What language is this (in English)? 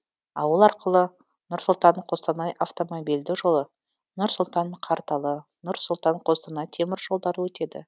Kazakh